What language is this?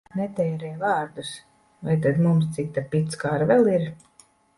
Latvian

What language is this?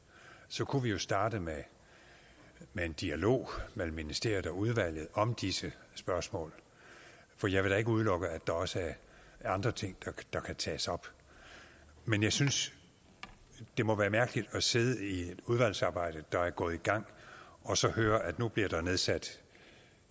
Danish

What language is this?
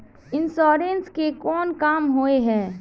Magahi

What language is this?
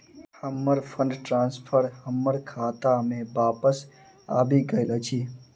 Maithili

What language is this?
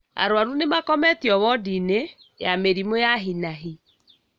Kikuyu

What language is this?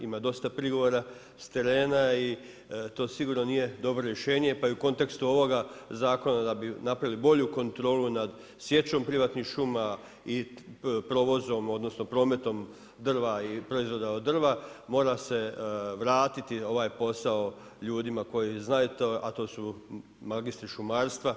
Croatian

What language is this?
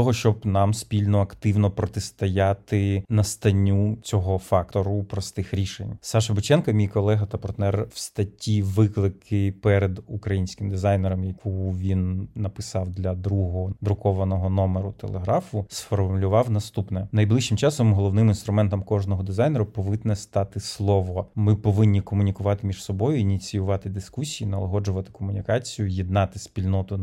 Ukrainian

